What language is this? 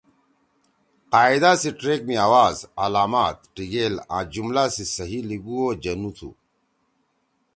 Torwali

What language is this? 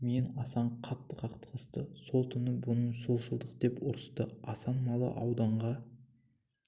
Kazakh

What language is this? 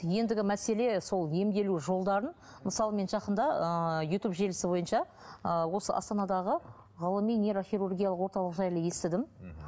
Kazakh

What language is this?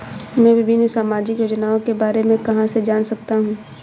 Hindi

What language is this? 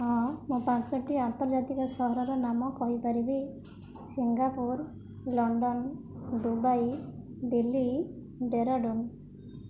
Odia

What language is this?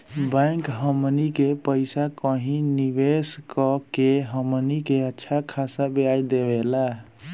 Bhojpuri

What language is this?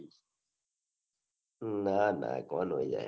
Gujarati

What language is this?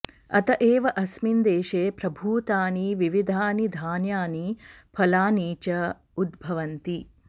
Sanskrit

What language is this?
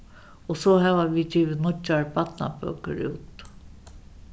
Faroese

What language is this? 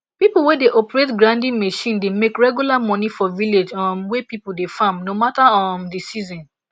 Nigerian Pidgin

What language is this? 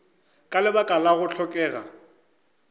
Northern Sotho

